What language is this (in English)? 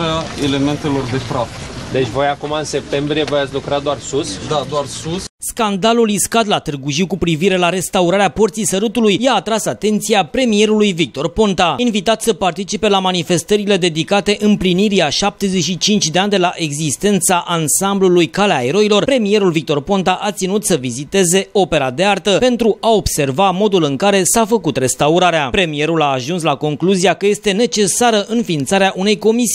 Romanian